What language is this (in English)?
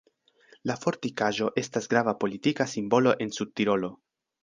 Esperanto